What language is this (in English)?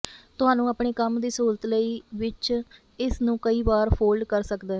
Punjabi